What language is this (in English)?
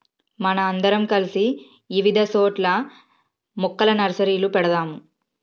Telugu